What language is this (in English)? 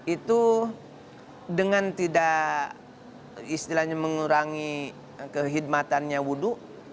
Indonesian